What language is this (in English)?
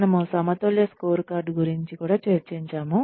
Telugu